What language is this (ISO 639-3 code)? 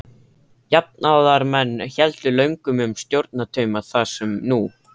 isl